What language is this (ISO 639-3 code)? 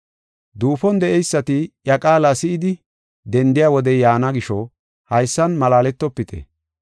gof